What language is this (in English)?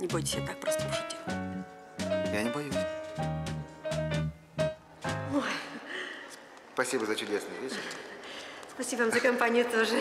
Russian